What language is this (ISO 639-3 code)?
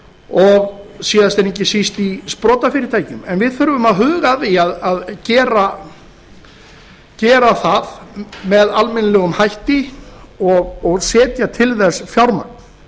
isl